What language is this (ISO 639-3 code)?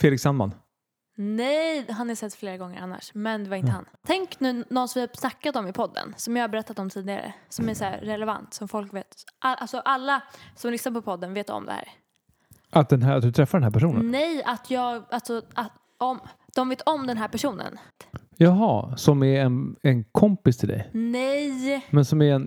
swe